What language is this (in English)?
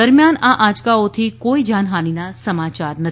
Gujarati